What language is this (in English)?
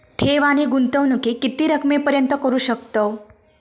Marathi